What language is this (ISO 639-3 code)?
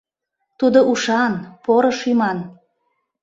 chm